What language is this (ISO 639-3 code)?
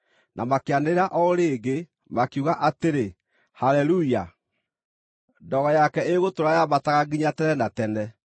kik